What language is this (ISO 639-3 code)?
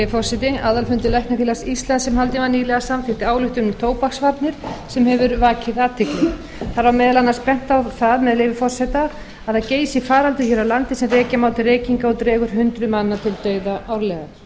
isl